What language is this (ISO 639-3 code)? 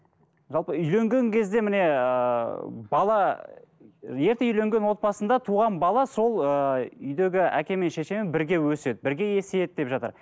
kaz